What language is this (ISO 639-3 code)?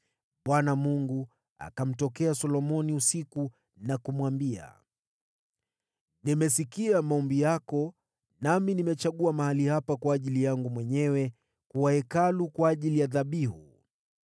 swa